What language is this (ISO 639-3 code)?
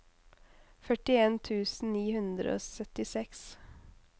nor